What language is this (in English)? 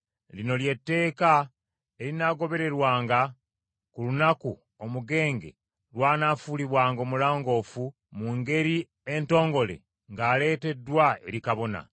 Ganda